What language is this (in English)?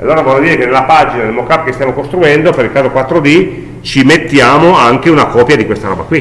Italian